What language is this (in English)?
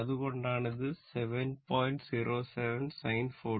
Malayalam